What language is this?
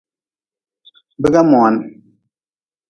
Nawdm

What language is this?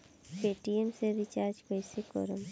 Bhojpuri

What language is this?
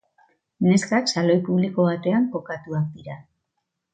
Basque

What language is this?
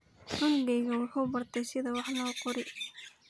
Somali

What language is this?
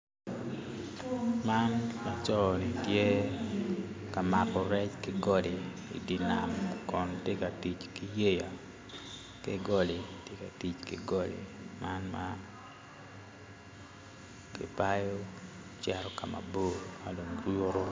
Acoli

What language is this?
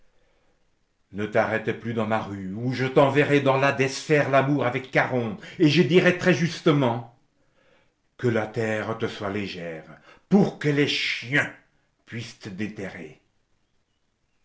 French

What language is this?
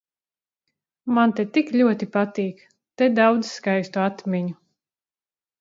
Latvian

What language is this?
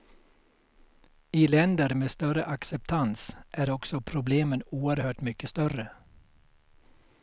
Swedish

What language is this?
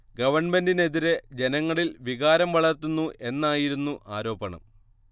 Malayalam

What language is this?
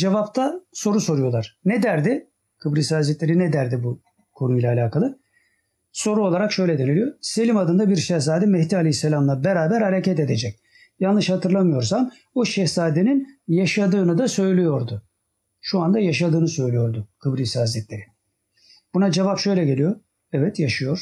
Turkish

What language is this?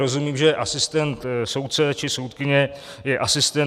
Czech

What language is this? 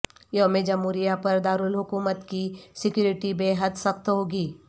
Urdu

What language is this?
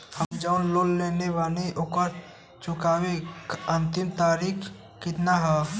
Bhojpuri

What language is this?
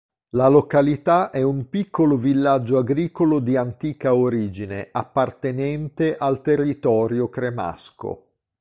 Italian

